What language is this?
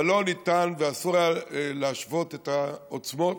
Hebrew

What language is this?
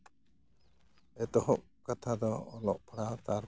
Santali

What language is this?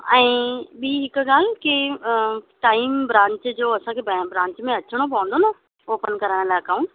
Sindhi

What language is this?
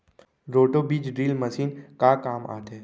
Chhattisgarhi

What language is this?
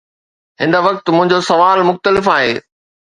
Sindhi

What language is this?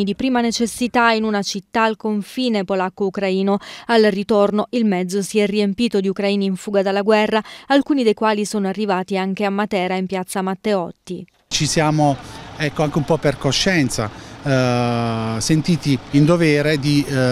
Italian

